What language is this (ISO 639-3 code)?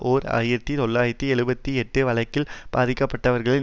tam